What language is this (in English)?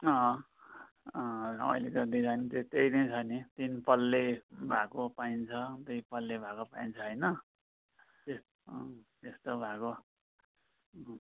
Nepali